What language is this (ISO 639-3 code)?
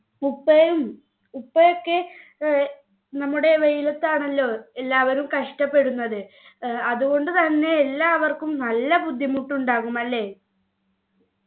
mal